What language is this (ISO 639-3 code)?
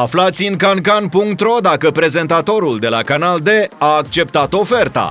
ron